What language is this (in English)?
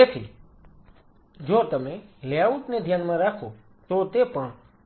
Gujarati